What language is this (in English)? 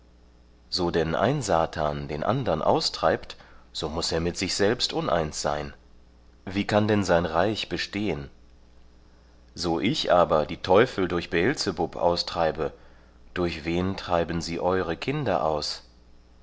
German